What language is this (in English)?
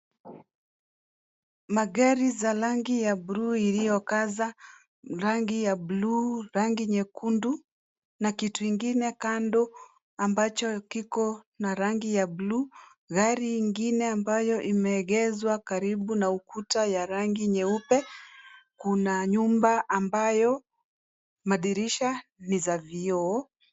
Swahili